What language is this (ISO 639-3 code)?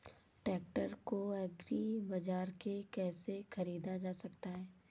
hin